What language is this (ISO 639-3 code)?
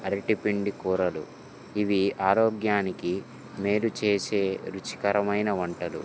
tel